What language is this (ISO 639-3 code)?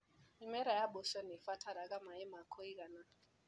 kik